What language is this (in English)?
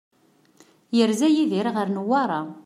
Kabyle